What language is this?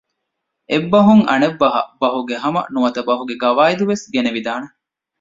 Divehi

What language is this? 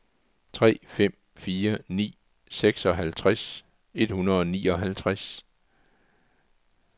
Danish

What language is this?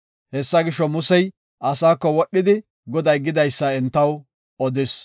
Gofa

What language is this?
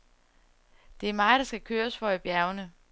Danish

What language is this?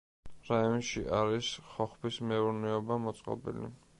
Georgian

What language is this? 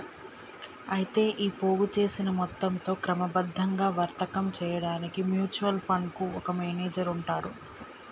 Telugu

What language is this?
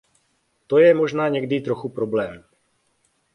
Czech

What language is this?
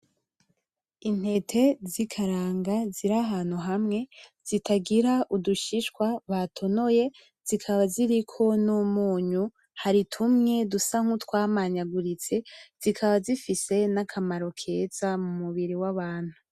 Rundi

